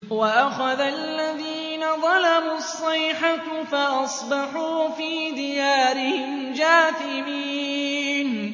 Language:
Arabic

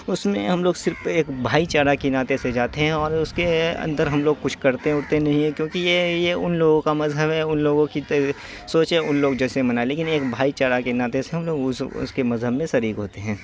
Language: Urdu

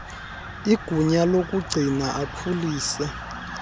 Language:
Xhosa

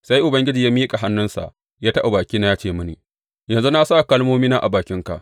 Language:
Hausa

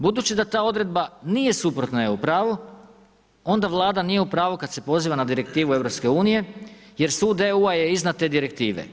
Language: Croatian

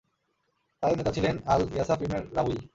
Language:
Bangla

